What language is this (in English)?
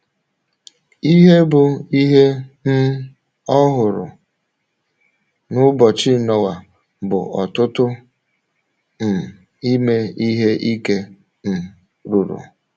Igbo